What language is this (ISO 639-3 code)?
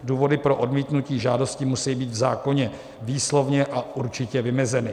ces